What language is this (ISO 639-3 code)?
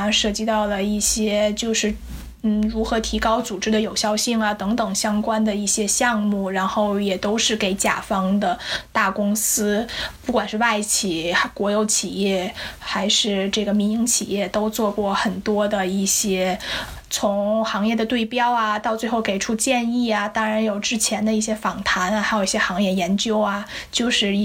zho